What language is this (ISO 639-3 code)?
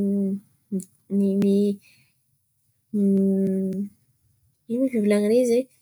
xmv